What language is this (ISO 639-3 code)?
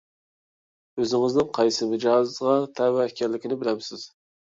uig